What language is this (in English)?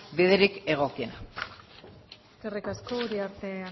Basque